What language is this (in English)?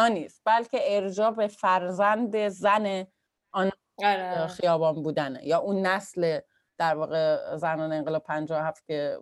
Persian